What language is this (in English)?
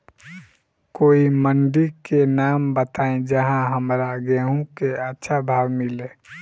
Bhojpuri